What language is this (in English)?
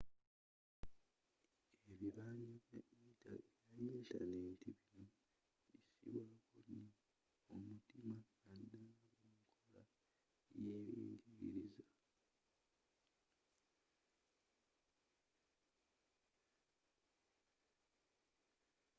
Ganda